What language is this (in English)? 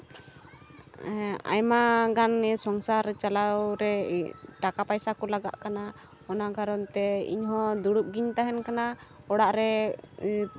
Santali